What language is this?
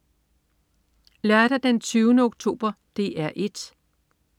Danish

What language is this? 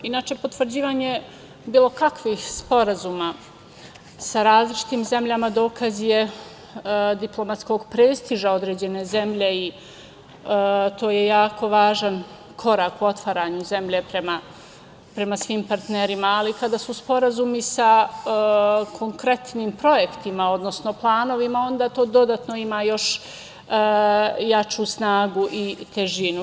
Serbian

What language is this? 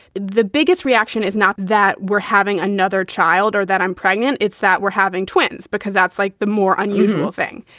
English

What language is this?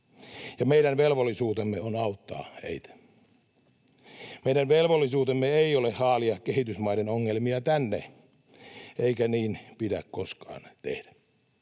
Finnish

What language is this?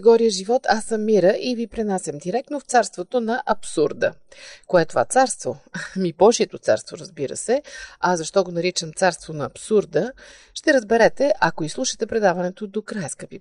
Bulgarian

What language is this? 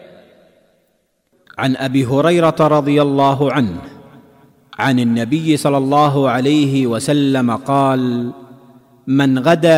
Indonesian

